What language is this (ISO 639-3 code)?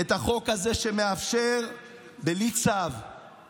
heb